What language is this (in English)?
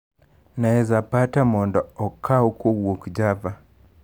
Luo (Kenya and Tanzania)